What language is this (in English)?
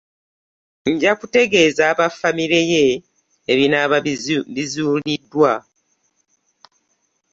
Ganda